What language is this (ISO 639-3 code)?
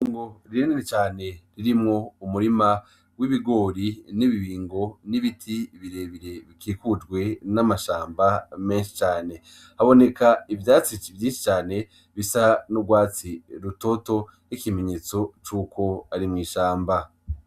run